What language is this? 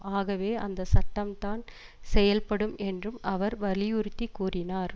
Tamil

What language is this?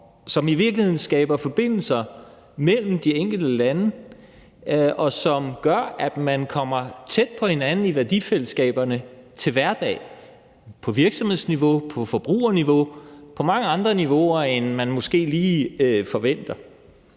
Danish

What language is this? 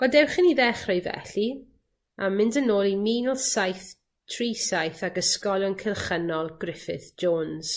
Welsh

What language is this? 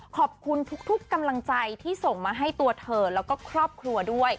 Thai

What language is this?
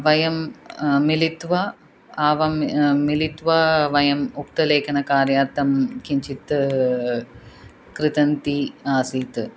Sanskrit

